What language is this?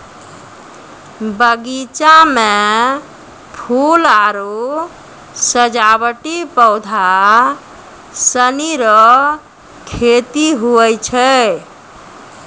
Maithili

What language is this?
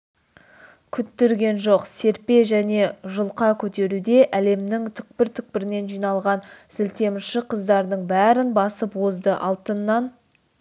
Kazakh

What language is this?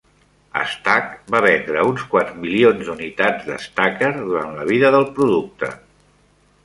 Catalan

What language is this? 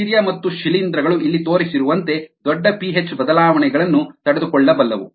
Kannada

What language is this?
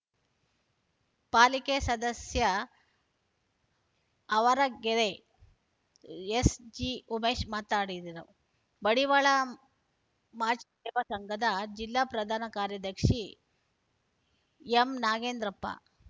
Kannada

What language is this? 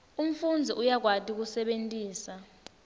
Swati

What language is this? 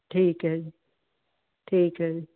Punjabi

